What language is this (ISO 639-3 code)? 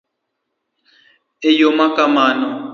luo